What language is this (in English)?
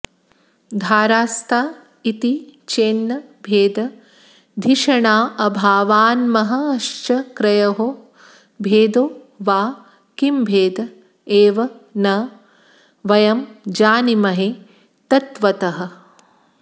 Sanskrit